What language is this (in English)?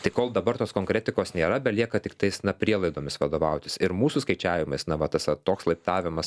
Lithuanian